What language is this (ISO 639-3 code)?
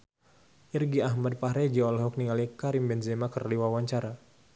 sun